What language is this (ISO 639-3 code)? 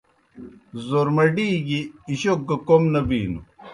plk